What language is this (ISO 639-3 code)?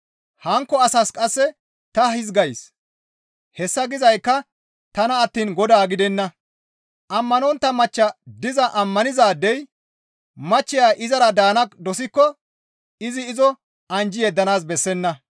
gmv